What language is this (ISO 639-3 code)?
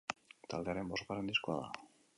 eus